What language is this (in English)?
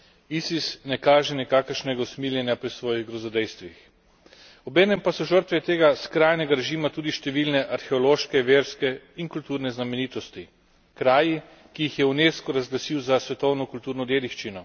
Slovenian